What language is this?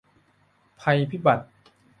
Thai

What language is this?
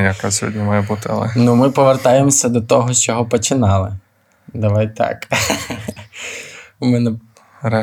Ukrainian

